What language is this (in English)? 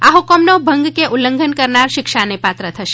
Gujarati